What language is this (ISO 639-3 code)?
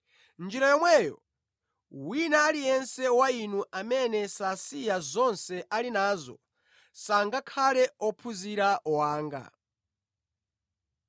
nya